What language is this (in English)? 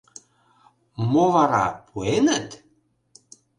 Mari